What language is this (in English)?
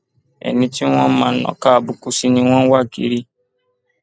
Yoruba